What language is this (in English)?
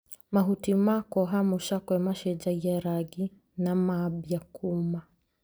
Kikuyu